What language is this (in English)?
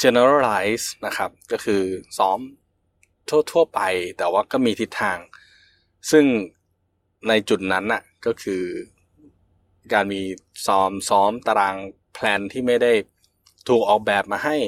Thai